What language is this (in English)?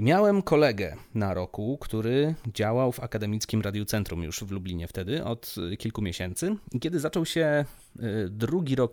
Polish